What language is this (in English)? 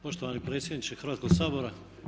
Croatian